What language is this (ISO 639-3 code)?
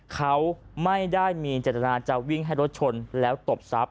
tha